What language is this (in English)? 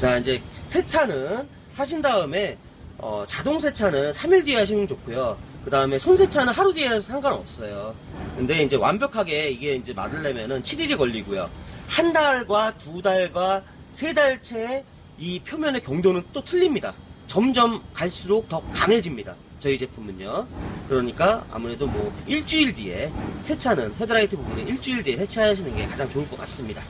Korean